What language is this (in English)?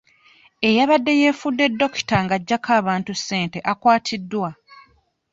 Ganda